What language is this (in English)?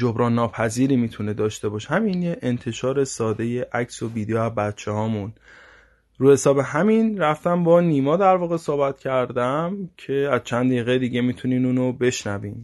Persian